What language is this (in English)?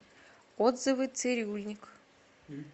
Russian